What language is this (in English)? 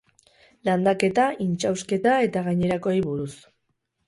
Basque